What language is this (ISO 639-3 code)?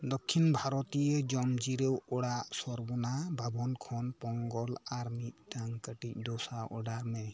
sat